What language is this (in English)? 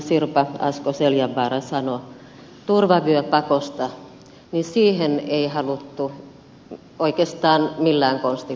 Finnish